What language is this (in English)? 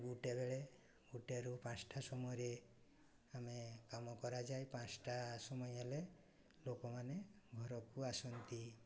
Odia